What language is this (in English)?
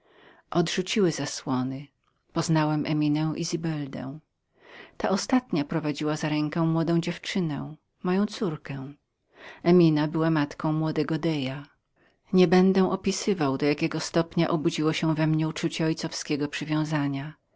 Polish